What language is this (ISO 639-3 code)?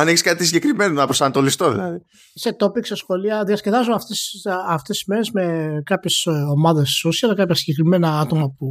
ell